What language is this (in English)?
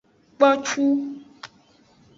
Aja (Benin)